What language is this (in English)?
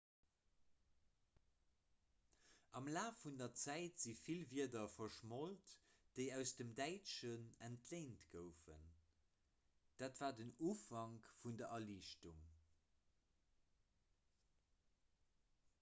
Luxembourgish